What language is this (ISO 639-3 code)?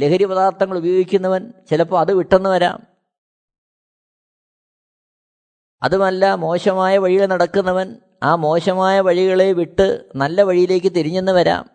mal